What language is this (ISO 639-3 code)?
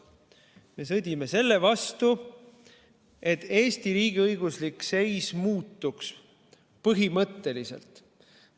est